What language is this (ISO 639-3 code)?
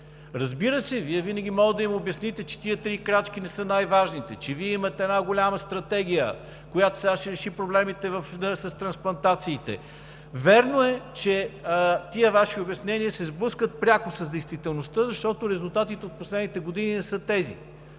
bul